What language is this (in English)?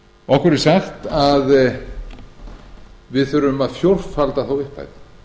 Icelandic